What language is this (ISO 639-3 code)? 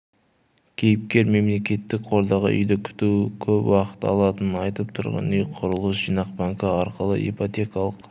kaz